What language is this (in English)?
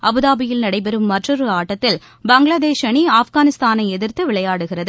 Tamil